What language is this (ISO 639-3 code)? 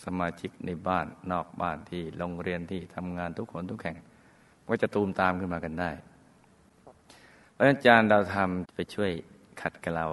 tha